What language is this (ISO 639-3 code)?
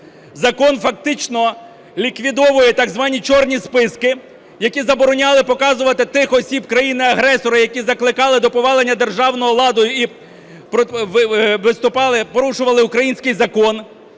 ukr